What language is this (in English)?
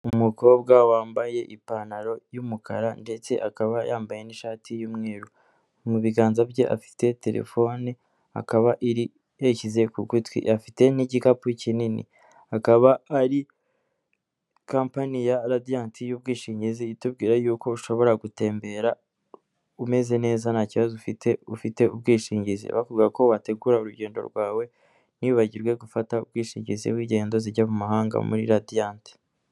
Kinyarwanda